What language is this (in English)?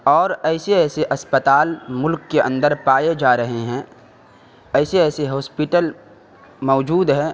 Urdu